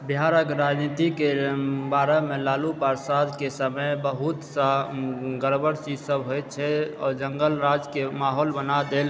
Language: Maithili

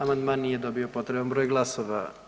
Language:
Croatian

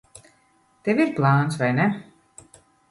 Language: Latvian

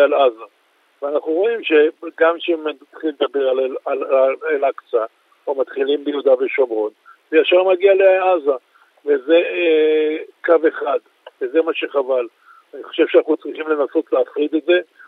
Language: Hebrew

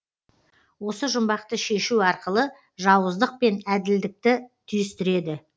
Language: Kazakh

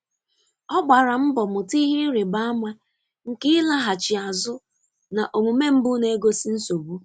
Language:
Igbo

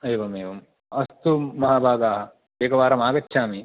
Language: Sanskrit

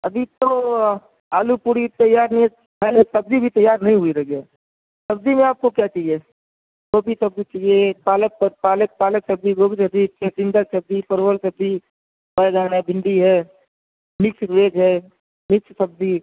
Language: Urdu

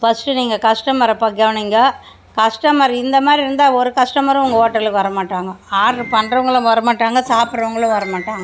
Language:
Tamil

